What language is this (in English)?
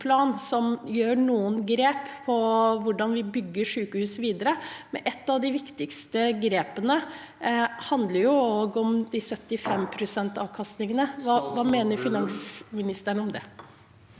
Norwegian